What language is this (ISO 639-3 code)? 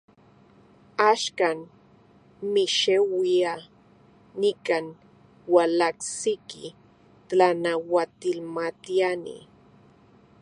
ncx